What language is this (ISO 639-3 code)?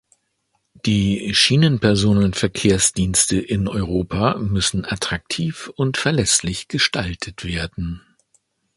deu